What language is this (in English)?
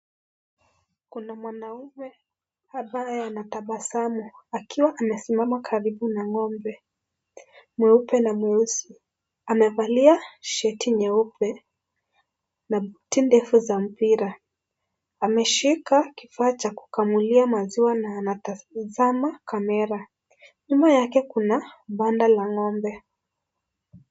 Swahili